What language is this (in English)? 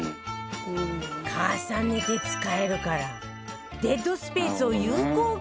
Japanese